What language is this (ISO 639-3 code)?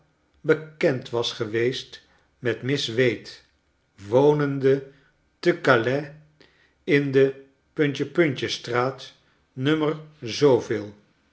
nld